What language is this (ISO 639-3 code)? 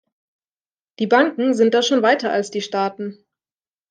deu